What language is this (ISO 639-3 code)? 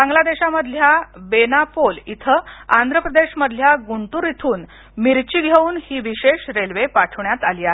mar